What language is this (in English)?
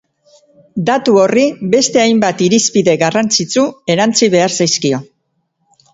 Basque